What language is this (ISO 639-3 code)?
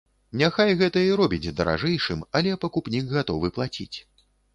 bel